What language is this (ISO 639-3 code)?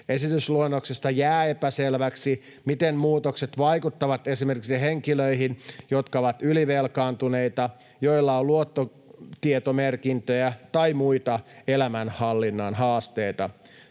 fin